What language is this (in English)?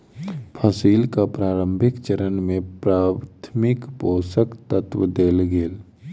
Maithili